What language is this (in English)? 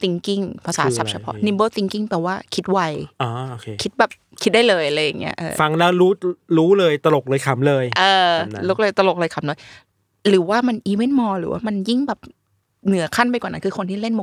Thai